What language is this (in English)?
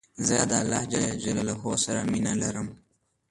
Pashto